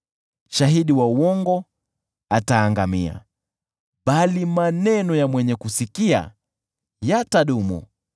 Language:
Swahili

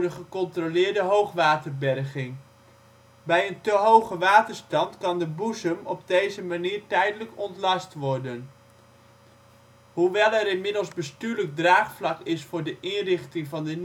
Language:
Dutch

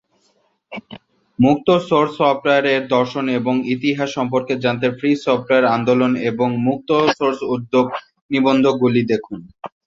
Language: Bangla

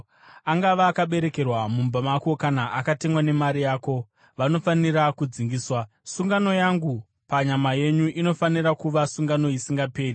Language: Shona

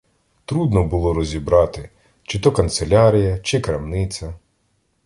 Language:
Ukrainian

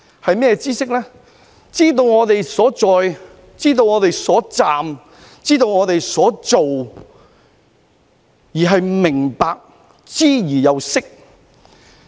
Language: Cantonese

